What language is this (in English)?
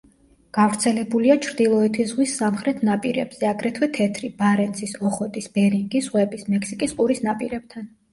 Georgian